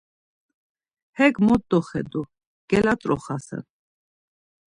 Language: Laz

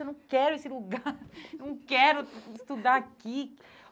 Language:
Portuguese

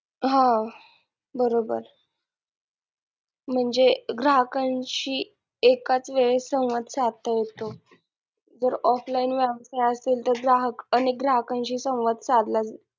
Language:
Marathi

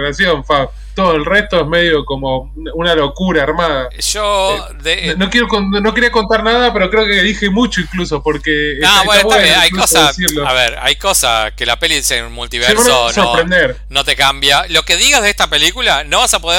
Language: Spanish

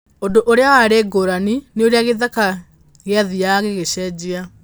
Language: Kikuyu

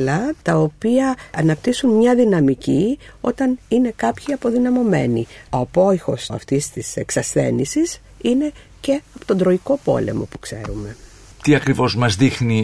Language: Greek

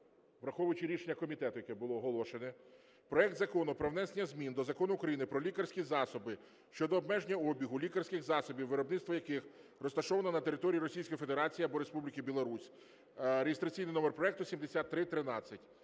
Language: Ukrainian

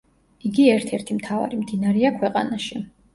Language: Georgian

